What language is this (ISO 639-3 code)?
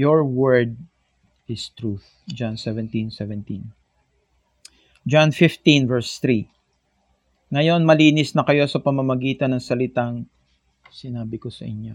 fil